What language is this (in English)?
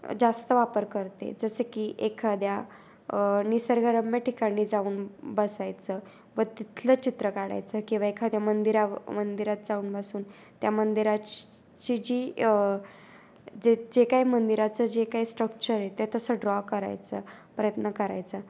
Marathi